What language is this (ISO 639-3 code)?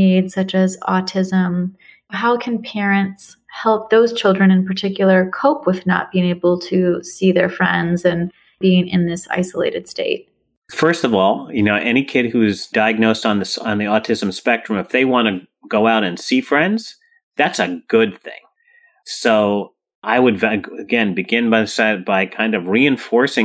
eng